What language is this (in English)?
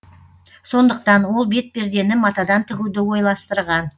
Kazakh